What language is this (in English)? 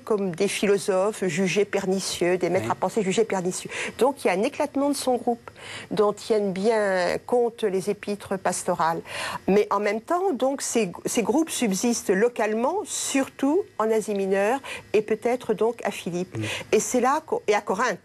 French